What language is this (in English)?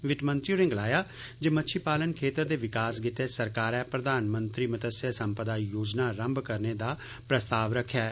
Dogri